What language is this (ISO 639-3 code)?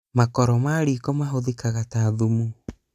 kik